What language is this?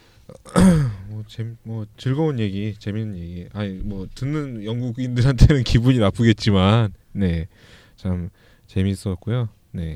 Korean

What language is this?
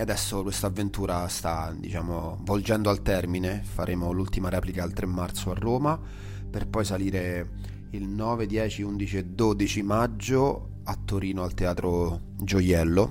Italian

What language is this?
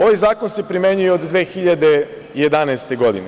Serbian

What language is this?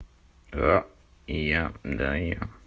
Russian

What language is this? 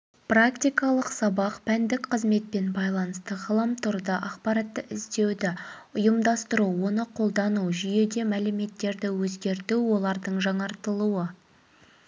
Kazakh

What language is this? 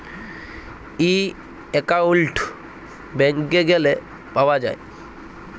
Bangla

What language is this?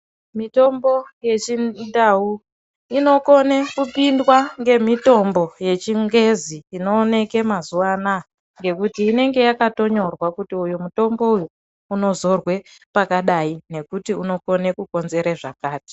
Ndau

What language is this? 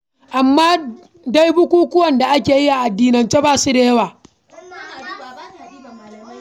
Hausa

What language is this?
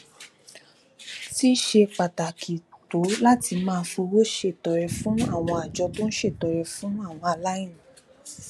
Yoruba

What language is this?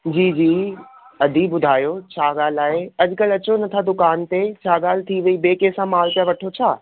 Sindhi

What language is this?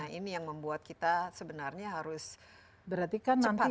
Indonesian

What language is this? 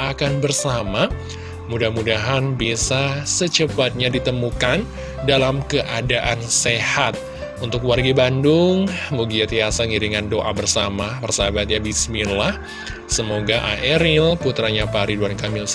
Indonesian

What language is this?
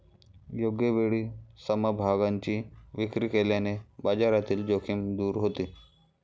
Marathi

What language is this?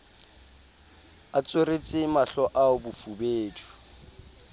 Southern Sotho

